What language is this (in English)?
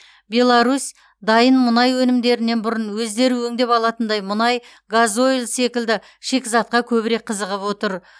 Kazakh